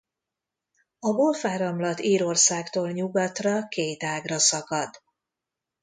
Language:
Hungarian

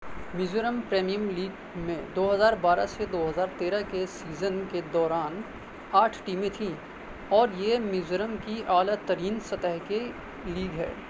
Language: Urdu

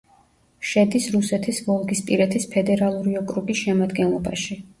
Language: Georgian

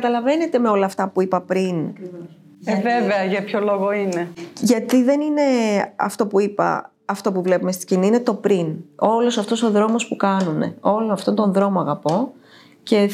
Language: Greek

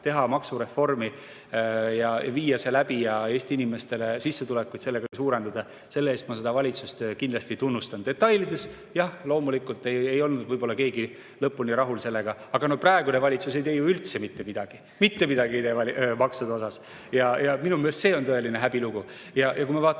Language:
Estonian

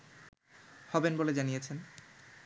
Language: Bangla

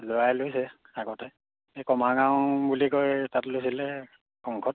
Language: Assamese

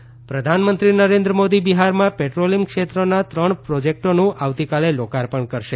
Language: Gujarati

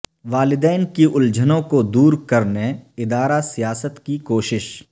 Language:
Urdu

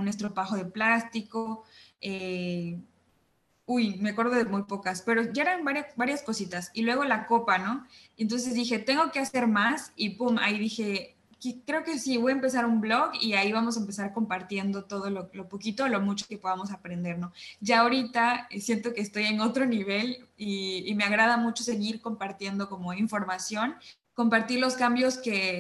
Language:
Spanish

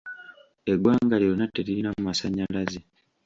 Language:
Ganda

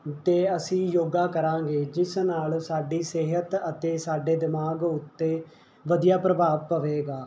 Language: Punjabi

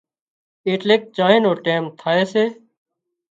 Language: Wadiyara Koli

